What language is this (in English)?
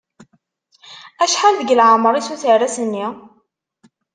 Kabyle